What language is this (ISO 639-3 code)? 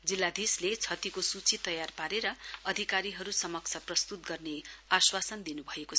nep